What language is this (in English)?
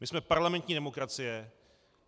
Czech